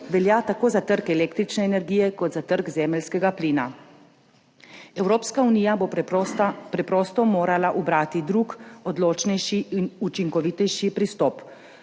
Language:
Slovenian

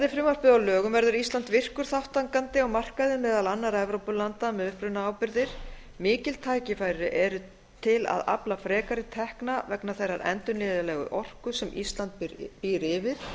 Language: Icelandic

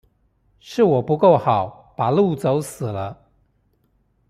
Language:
Chinese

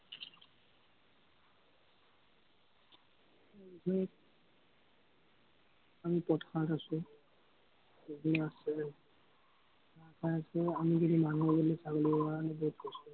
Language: Assamese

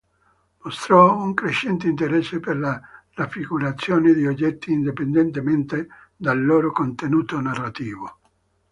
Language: Italian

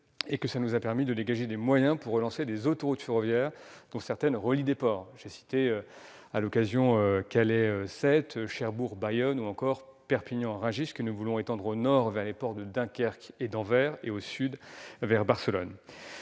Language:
French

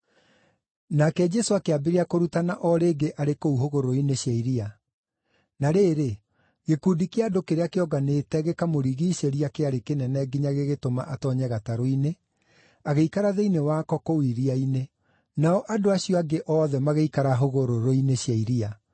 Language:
Kikuyu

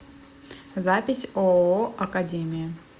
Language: Russian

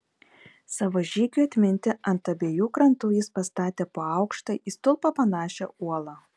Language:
Lithuanian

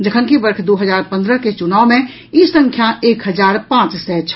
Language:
Maithili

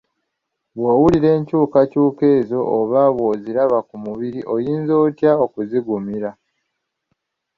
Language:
Ganda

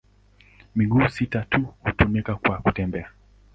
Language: Swahili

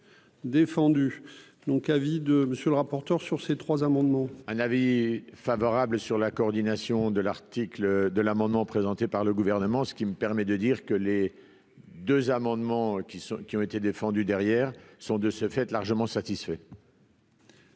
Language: French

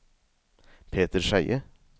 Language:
Norwegian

